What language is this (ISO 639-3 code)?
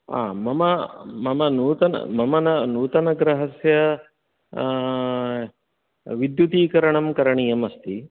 san